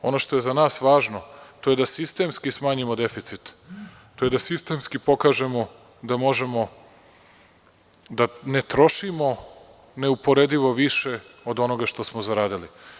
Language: Serbian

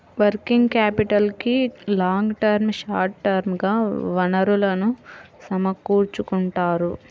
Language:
Telugu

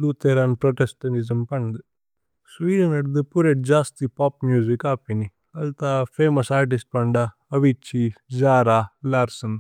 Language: Tulu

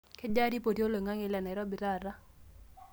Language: Masai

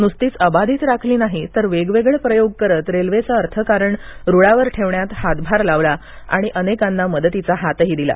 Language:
Marathi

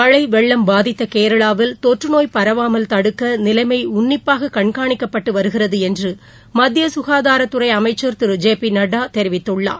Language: Tamil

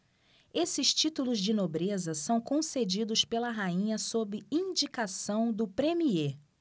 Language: Portuguese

